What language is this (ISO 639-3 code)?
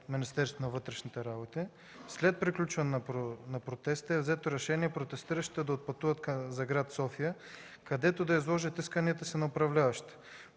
bul